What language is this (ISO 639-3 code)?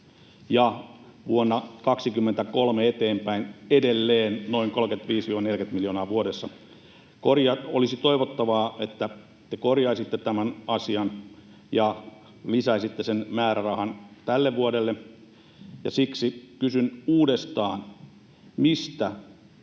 fin